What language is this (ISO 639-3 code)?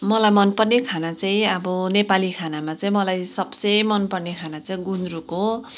nep